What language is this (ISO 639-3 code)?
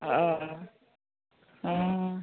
kok